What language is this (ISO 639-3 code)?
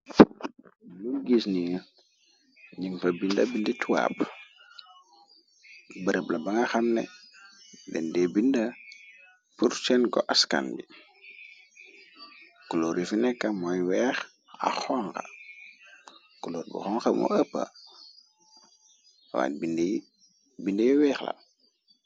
wol